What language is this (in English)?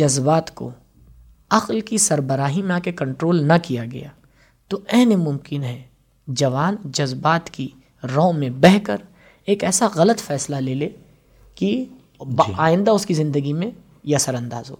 Urdu